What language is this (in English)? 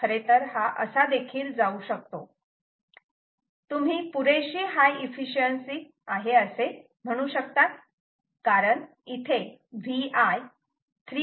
Marathi